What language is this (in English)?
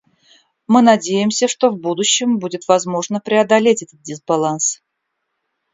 Russian